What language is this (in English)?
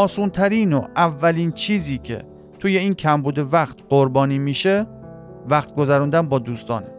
Persian